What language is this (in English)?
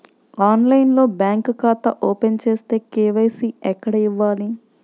Telugu